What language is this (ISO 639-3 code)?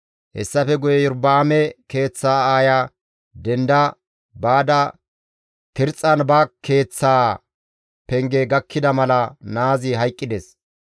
gmv